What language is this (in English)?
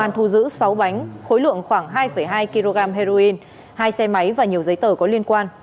Vietnamese